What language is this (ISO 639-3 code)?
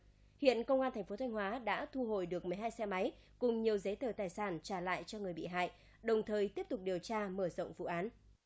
vie